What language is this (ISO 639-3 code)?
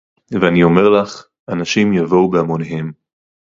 heb